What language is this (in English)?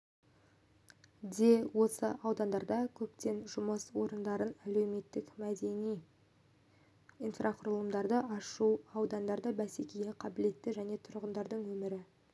Kazakh